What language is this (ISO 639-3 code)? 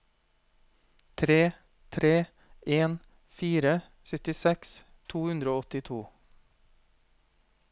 nor